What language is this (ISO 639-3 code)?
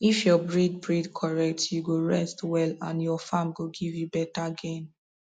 pcm